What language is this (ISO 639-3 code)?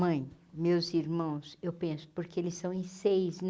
por